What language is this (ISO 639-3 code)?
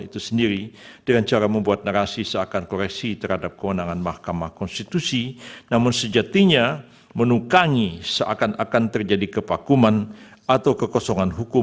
ind